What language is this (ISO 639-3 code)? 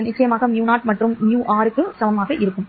tam